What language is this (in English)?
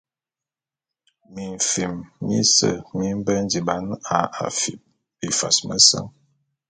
Bulu